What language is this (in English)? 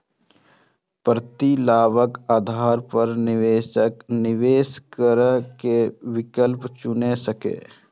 Maithili